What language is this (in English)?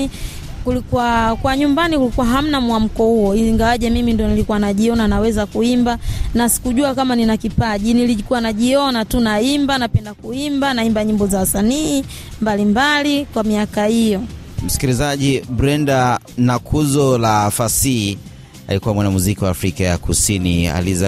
Swahili